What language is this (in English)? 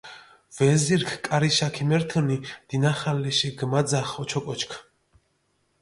Mingrelian